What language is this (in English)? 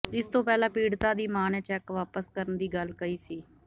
Punjabi